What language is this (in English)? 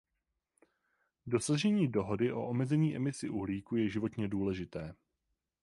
Czech